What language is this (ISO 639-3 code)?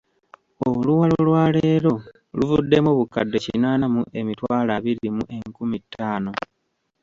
lug